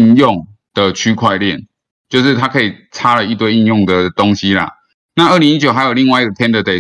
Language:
Chinese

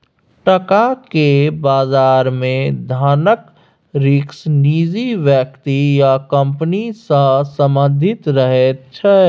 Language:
Maithili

